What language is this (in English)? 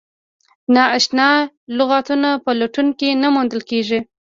Pashto